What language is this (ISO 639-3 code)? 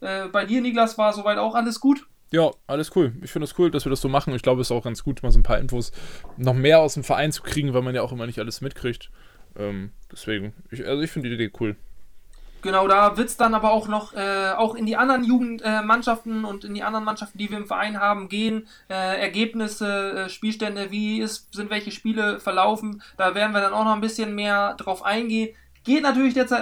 deu